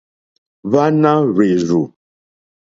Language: Mokpwe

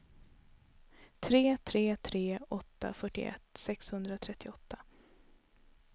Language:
Swedish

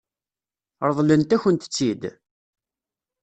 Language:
Kabyle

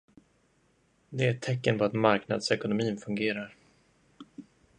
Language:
Swedish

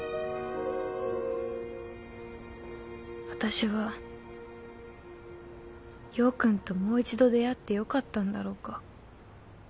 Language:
Japanese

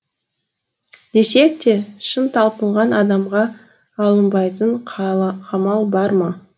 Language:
Kazakh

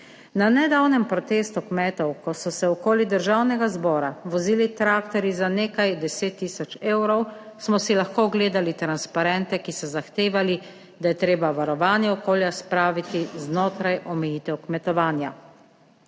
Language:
Slovenian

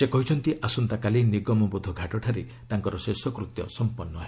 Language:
Odia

